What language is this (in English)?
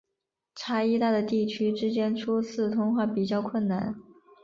Chinese